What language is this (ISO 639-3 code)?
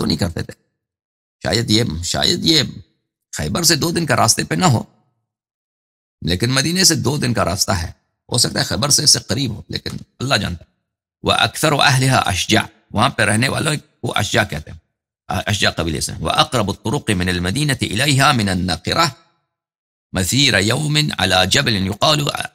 ara